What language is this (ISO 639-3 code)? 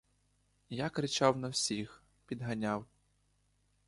ukr